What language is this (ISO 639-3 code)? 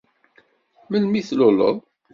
kab